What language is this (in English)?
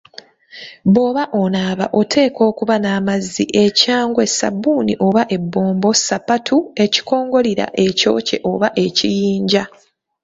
Ganda